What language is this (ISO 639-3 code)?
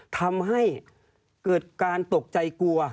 tha